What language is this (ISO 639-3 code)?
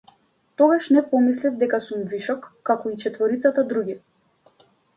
mkd